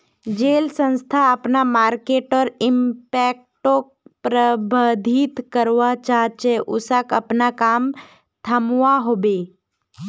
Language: Magahi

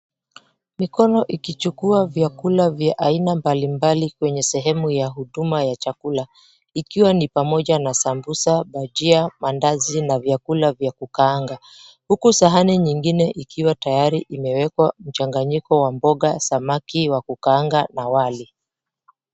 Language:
Swahili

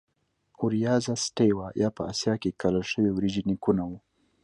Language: Pashto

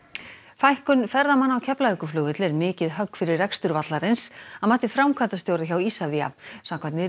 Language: Icelandic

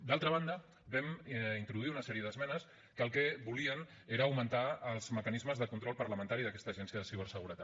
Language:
Catalan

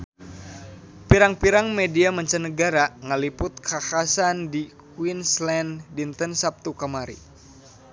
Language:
Sundanese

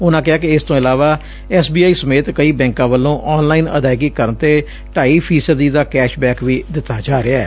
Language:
Punjabi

